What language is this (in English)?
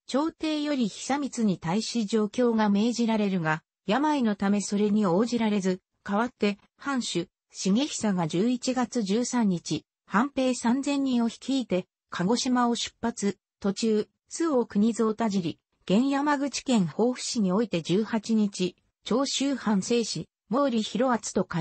Japanese